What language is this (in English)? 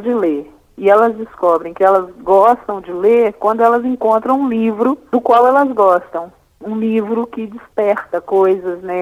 Portuguese